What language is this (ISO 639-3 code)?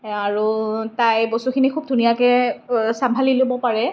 asm